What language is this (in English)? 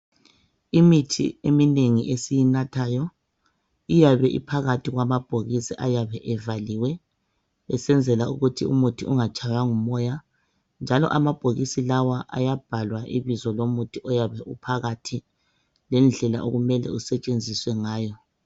North Ndebele